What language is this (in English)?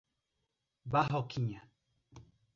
Portuguese